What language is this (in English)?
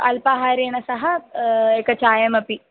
Sanskrit